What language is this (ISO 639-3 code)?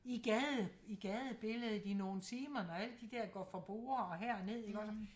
dan